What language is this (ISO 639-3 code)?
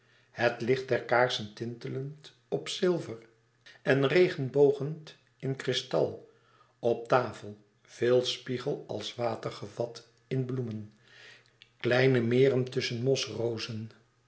nld